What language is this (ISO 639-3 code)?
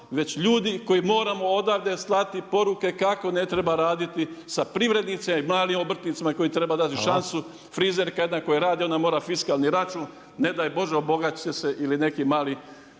hrv